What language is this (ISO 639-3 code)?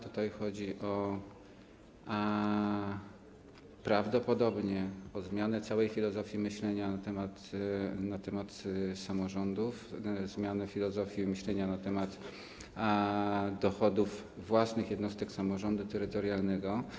pol